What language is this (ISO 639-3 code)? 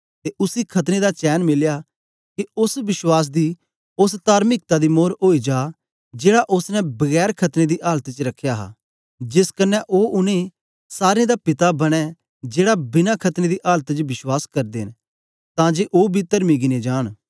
doi